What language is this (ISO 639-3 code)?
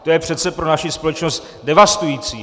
ces